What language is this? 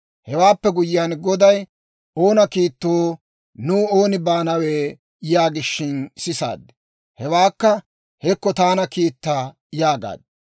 Dawro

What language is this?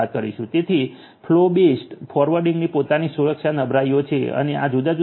Gujarati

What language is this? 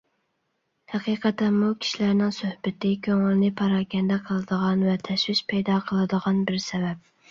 Uyghur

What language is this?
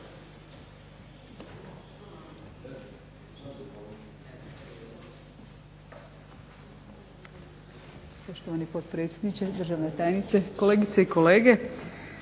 Croatian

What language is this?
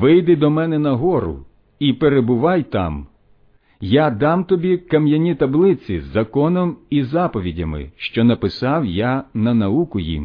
Ukrainian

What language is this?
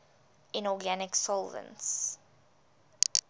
English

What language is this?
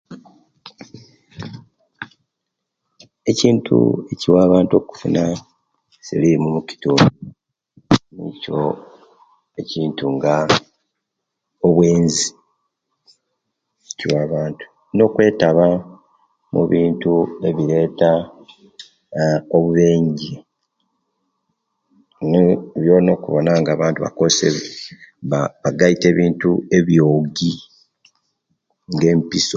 Kenyi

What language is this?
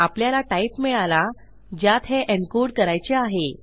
Marathi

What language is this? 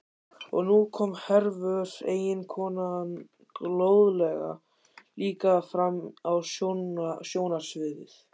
Icelandic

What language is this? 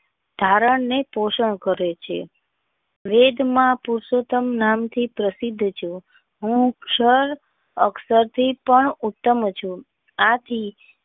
Gujarati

